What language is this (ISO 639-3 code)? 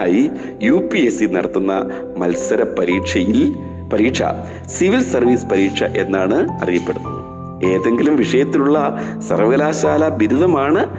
mal